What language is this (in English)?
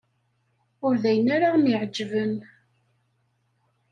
Kabyle